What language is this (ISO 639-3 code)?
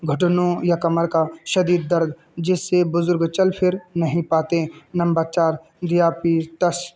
urd